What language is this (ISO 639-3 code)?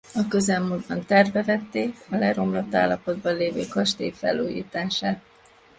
hun